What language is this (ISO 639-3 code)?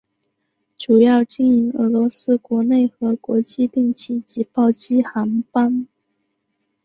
zho